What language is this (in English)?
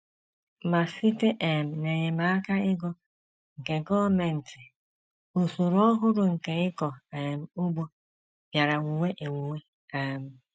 Igbo